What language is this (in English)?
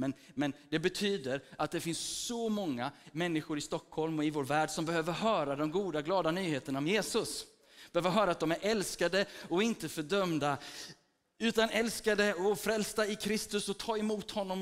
Swedish